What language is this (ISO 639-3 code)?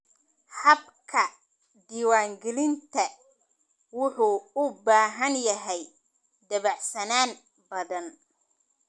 som